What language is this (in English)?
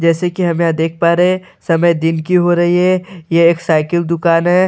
Hindi